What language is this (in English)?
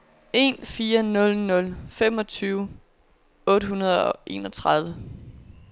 Danish